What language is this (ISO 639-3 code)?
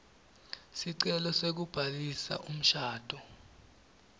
ssw